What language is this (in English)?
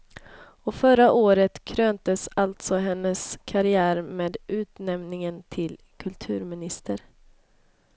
Swedish